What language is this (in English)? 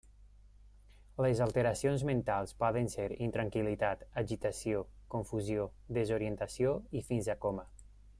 Catalan